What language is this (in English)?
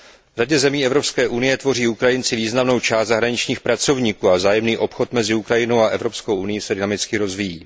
Czech